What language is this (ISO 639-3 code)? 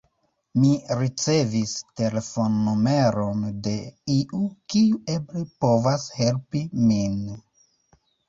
epo